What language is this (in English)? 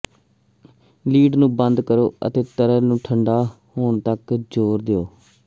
Punjabi